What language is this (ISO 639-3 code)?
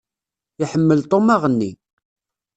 kab